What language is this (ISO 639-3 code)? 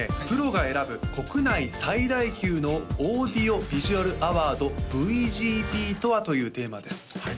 jpn